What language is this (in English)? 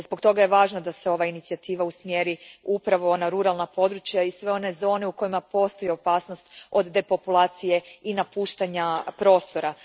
Croatian